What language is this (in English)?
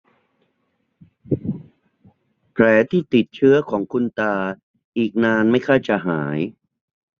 Thai